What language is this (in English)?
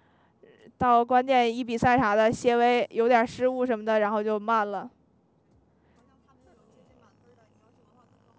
Chinese